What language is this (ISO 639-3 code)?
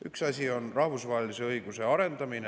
est